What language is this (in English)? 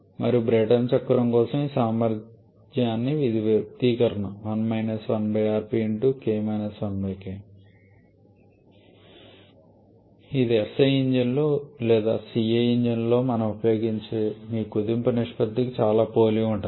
Telugu